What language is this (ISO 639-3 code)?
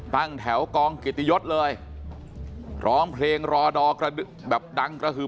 tha